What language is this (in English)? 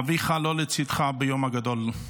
Hebrew